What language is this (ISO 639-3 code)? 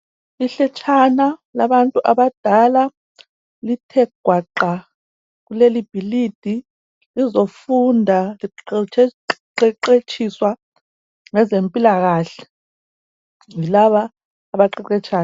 nde